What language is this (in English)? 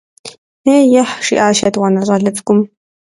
Kabardian